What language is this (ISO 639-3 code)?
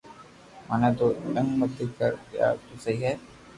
lrk